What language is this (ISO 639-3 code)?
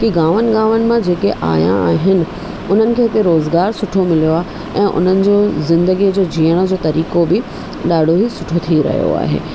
snd